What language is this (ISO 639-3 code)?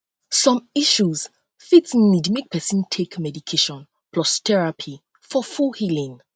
pcm